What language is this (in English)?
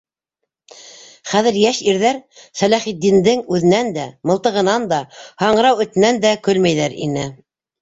Bashkir